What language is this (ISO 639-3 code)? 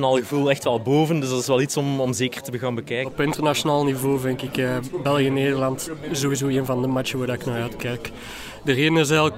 nld